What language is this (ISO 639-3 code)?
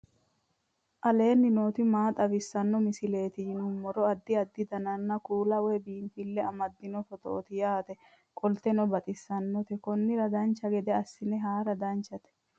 sid